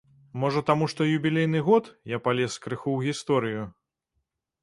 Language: Belarusian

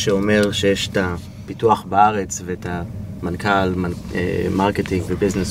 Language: Hebrew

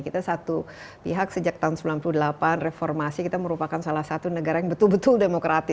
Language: Indonesian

